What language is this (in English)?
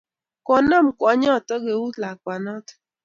Kalenjin